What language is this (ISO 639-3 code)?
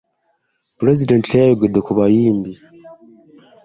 lug